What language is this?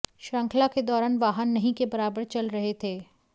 Hindi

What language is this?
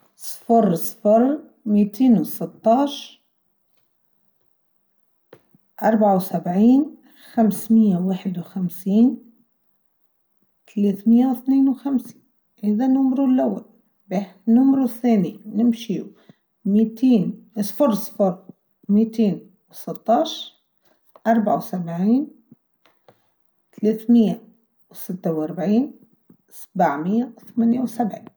Tunisian Arabic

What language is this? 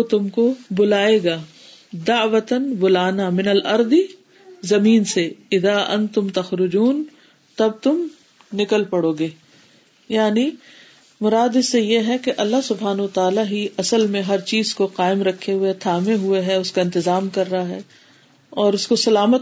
Urdu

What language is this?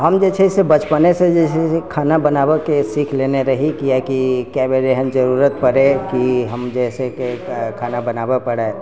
Maithili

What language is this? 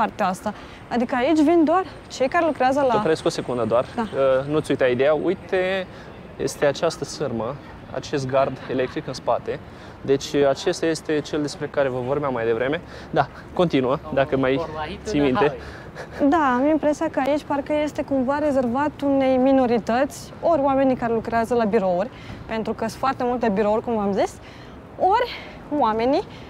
Romanian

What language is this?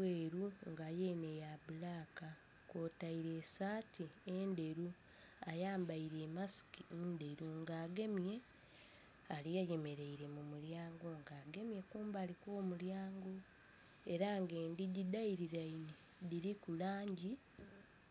Soga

